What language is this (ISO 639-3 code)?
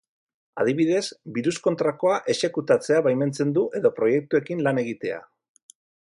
eus